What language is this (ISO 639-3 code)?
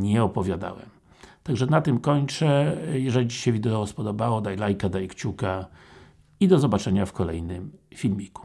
pol